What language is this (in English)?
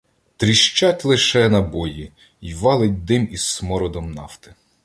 Ukrainian